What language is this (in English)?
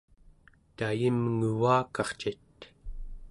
Central Yupik